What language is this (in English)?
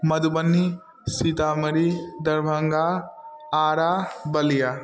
Maithili